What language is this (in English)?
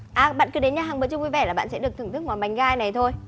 Vietnamese